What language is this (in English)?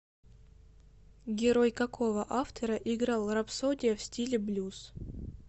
Russian